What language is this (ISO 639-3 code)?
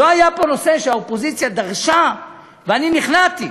heb